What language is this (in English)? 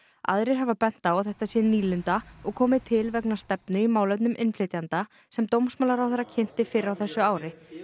Icelandic